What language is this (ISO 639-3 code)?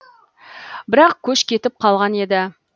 kaz